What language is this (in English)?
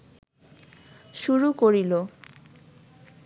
Bangla